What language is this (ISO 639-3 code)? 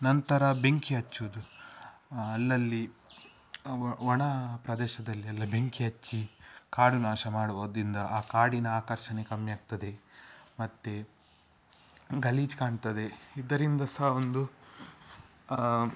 kan